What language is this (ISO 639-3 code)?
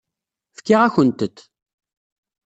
kab